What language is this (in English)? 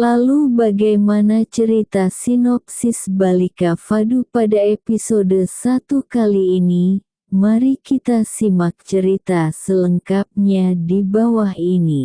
Indonesian